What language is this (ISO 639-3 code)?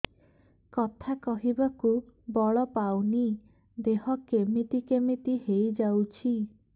ori